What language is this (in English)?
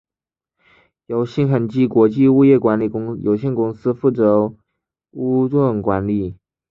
Chinese